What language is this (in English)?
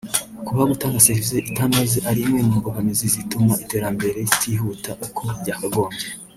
Kinyarwanda